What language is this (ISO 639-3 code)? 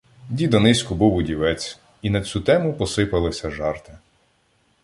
ukr